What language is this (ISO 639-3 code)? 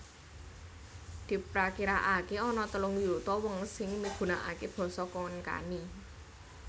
jav